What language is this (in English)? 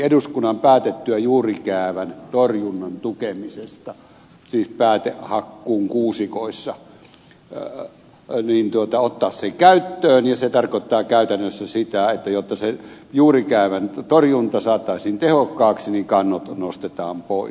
Finnish